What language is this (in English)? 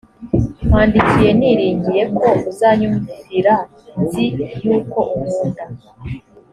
Kinyarwanda